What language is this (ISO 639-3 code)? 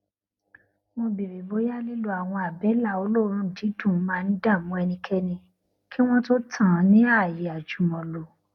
yor